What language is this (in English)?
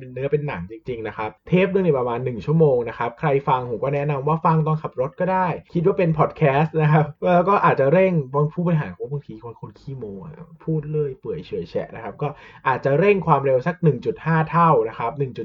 Thai